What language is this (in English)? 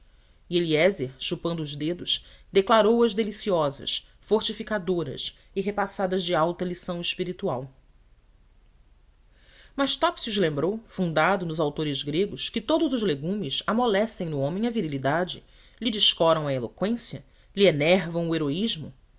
Portuguese